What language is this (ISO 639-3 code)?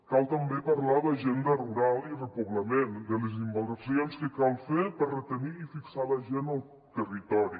cat